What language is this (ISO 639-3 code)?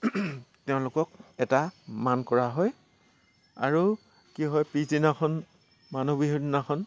asm